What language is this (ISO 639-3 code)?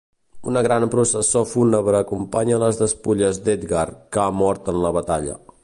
cat